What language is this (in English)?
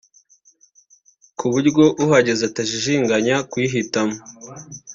Kinyarwanda